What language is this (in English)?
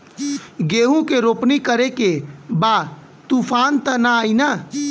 Bhojpuri